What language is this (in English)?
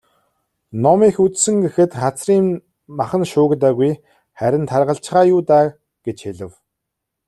Mongolian